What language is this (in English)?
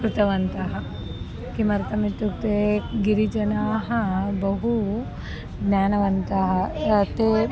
Sanskrit